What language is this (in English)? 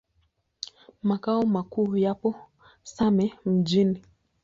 Swahili